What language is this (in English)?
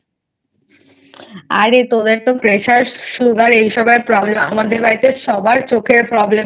Bangla